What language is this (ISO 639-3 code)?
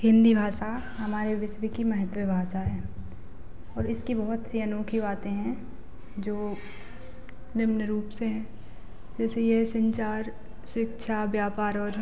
hin